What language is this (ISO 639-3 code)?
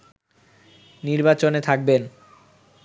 ben